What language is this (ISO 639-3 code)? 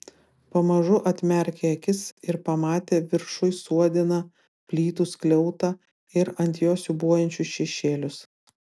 lit